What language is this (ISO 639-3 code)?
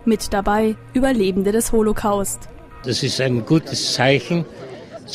deu